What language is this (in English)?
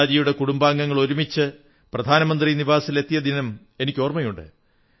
Malayalam